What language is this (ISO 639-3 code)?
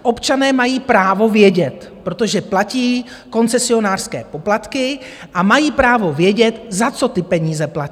ces